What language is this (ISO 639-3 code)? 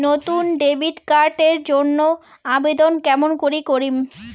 ben